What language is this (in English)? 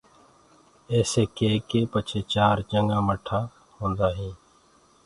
Gurgula